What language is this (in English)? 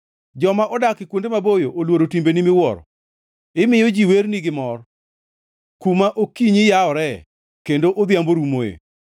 Luo (Kenya and Tanzania)